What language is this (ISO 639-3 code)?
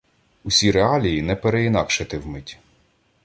ukr